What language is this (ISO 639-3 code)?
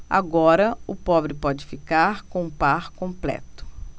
por